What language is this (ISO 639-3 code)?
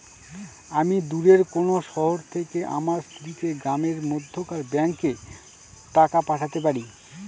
ben